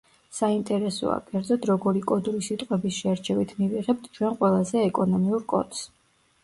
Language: Georgian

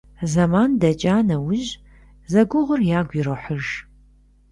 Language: Kabardian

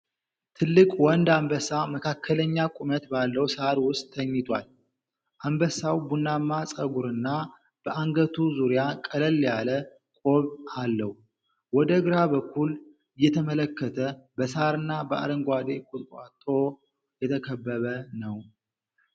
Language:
Amharic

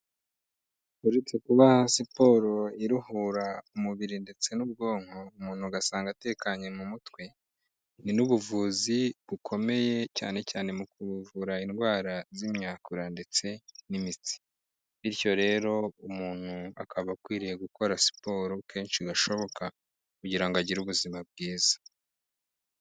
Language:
Kinyarwanda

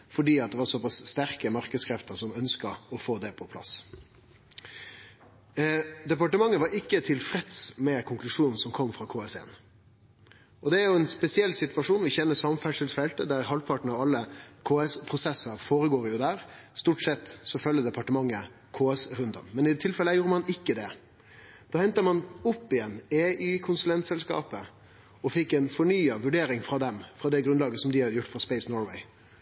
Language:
Norwegian Nynorsk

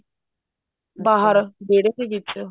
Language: Punjabi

